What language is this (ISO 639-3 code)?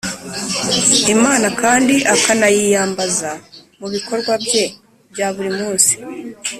kin